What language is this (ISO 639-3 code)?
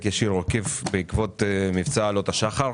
heb